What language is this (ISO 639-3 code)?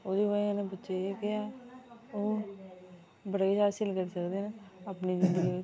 doi